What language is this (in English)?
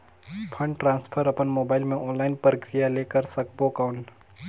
Chhattisgarhi